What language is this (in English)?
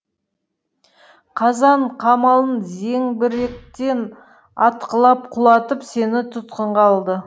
Kazakh